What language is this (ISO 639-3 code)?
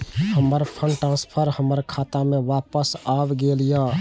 mai